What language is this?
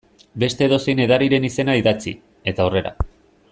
Basque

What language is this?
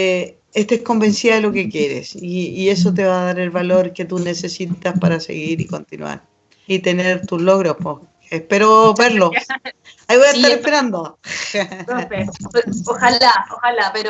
Spanish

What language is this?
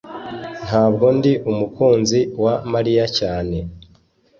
Kinyarwanda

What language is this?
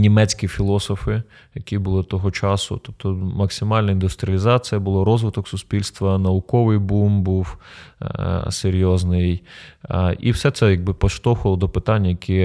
Ukrainian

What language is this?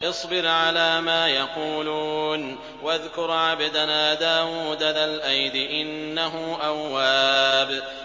Arabic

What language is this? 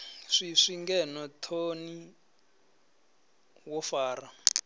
Venda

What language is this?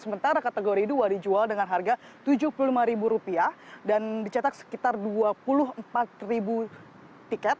Indonesian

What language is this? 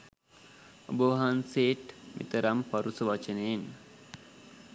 Sinhala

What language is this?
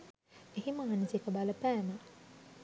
Sinhala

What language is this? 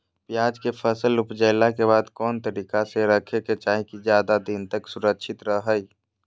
Magahi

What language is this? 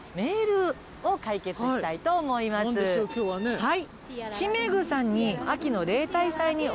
Japanese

